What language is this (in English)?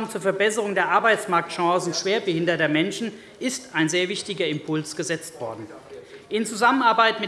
German